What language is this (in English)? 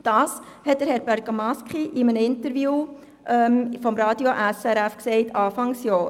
Swiss German